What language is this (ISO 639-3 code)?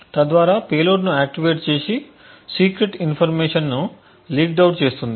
tel